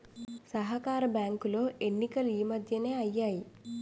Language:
Telugu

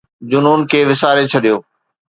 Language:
Sindhi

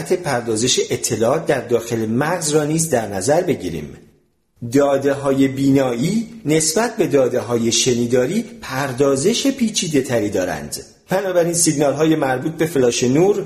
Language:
Persian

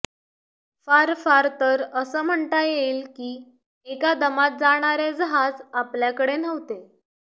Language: Marathi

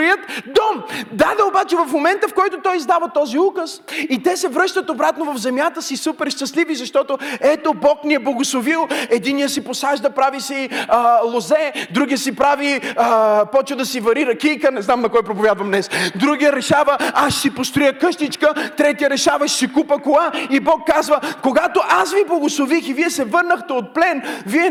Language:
Bulgarian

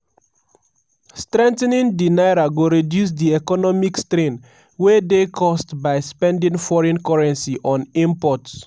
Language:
Nigerian Pidgin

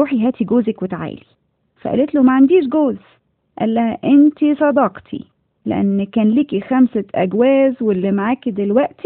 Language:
Arabic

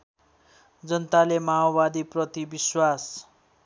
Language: Nepali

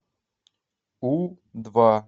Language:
Russian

